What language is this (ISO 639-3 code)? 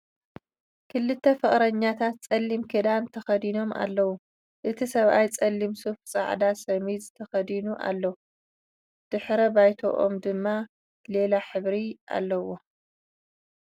tir